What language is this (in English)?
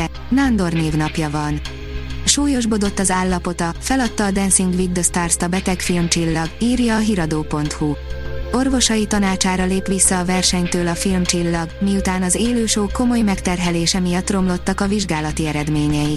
Hungarian